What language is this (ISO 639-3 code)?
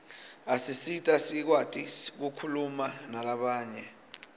ssw